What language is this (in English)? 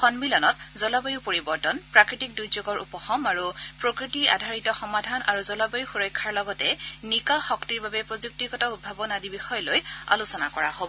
Assamese